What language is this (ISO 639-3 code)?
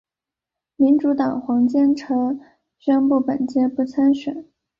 zho